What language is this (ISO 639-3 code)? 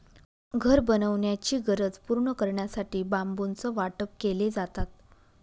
mar